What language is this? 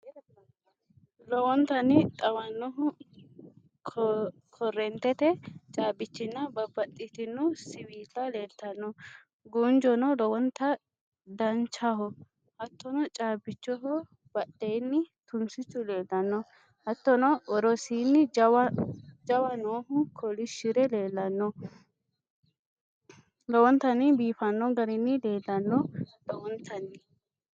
Sidamo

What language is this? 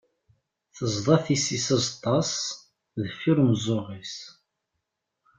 Kabyle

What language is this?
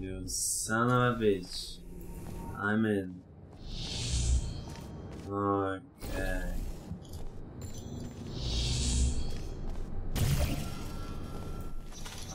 Polish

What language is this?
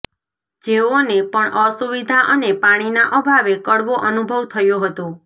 Gujarati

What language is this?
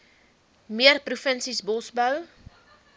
Afrikaans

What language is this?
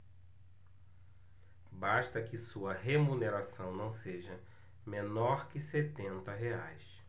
Portuguese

